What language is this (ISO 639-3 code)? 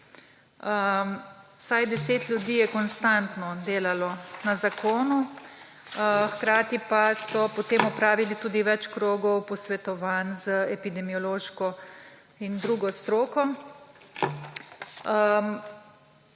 slv